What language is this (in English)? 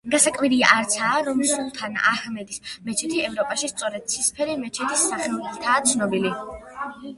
Georgian